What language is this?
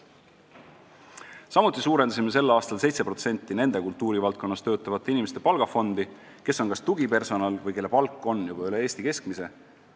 Estonian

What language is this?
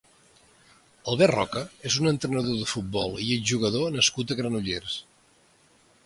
Catalan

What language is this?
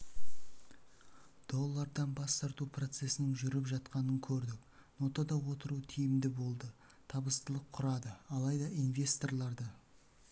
Kazakh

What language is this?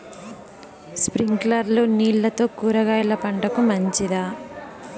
Telugu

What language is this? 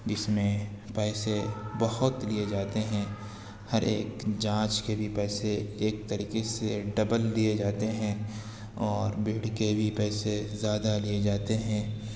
Urdu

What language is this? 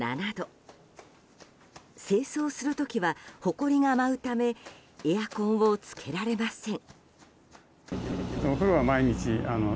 Japanese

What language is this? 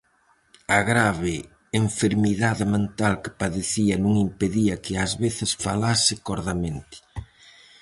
Galician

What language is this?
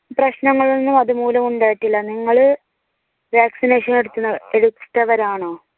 Malayalam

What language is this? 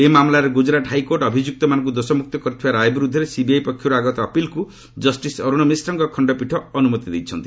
Odia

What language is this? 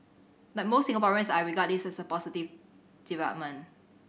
English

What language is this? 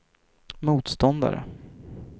Swedish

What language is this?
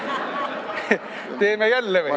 Estonian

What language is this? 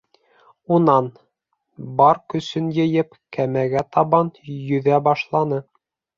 Bashkir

